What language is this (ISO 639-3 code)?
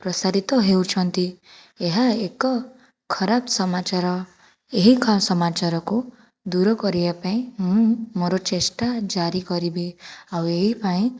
ori